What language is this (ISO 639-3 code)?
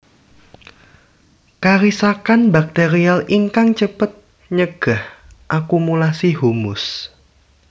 jav